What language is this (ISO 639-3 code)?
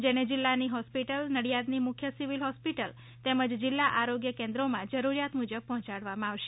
guj